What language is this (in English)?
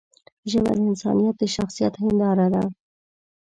Pashto